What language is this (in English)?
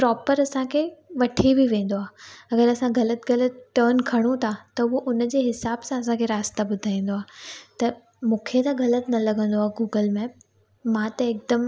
Sindhi